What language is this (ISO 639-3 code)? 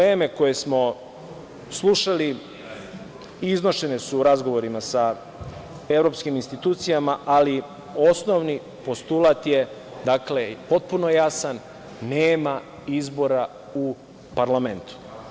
srp